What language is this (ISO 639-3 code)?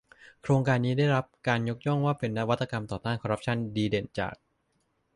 tha